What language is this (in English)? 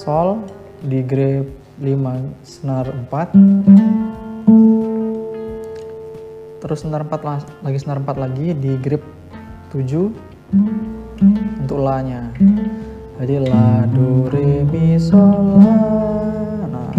Indonesian